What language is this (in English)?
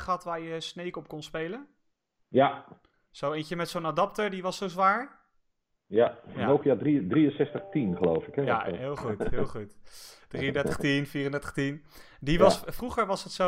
Dutch